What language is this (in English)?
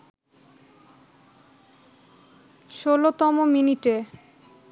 Bangla